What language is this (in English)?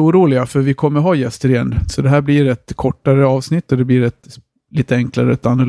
Swedish